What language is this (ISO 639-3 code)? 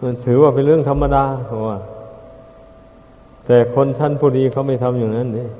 tha